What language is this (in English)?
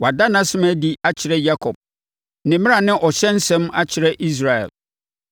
Akan